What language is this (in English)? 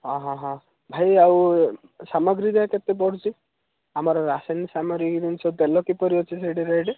Odia